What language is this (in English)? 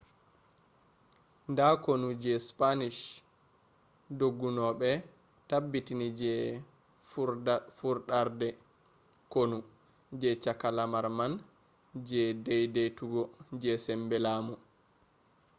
Fula